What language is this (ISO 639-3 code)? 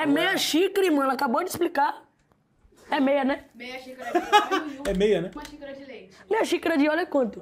por